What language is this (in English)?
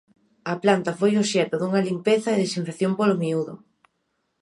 Galician